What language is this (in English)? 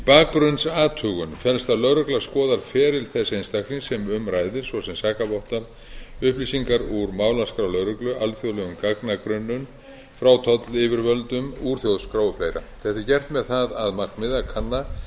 Icelandic